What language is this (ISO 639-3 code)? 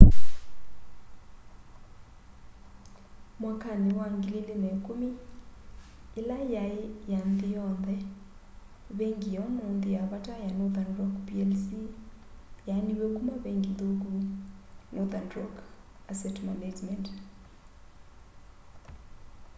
kam